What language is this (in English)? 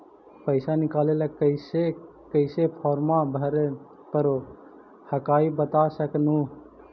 Magahi